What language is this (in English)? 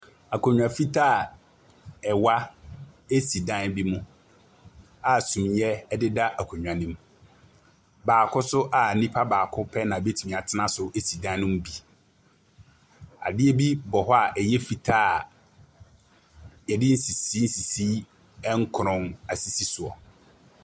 Akan